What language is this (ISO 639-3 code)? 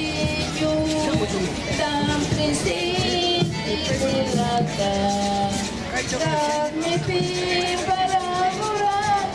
spa